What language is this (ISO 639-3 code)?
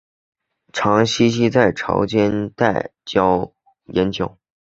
zho